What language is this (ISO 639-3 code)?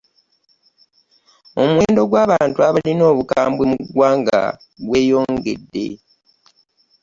lug